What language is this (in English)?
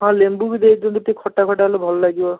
Odia